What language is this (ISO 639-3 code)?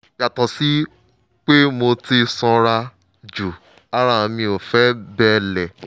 yor